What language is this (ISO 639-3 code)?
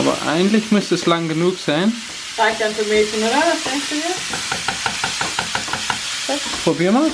deu